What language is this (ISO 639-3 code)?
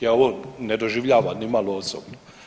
hrv